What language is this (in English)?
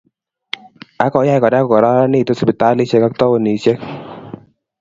Kalenjin